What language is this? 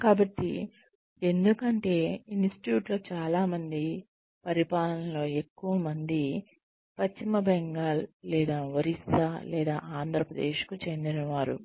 Telugu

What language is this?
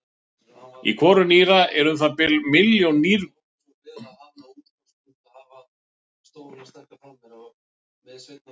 Icelandic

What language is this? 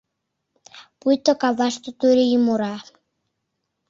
Mari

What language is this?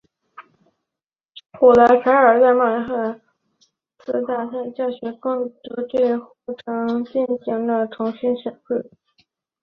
Chinese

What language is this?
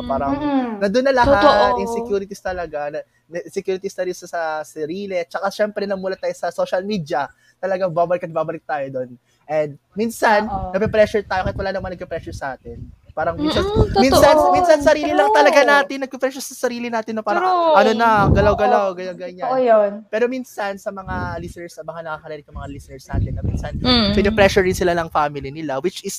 Filipino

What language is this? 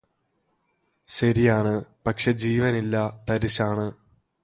Malayalam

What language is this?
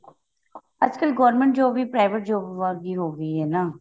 Punjabi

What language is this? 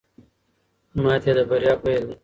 Pashto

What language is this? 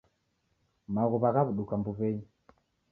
Taita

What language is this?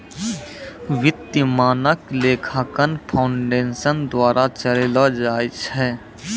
Maithili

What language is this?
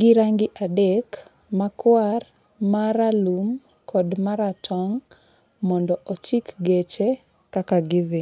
Luo (Kenya and Tanzania)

